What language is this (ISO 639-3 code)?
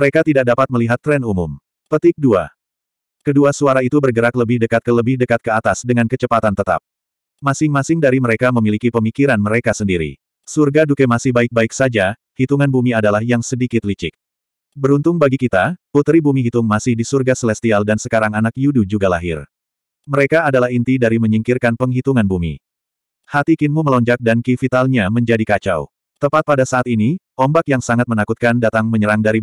ind